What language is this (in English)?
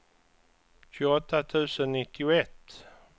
Swedish